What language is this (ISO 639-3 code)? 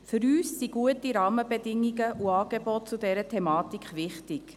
gsw